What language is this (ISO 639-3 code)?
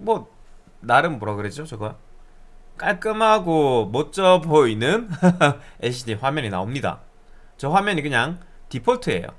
kor